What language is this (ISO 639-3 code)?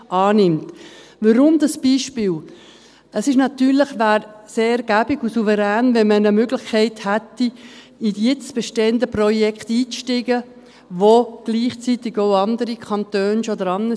gsw